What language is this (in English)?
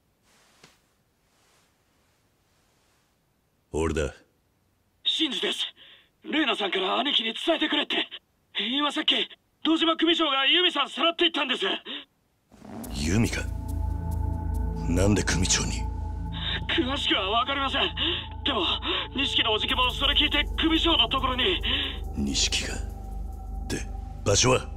Japanese